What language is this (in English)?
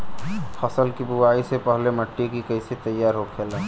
Bhojpuri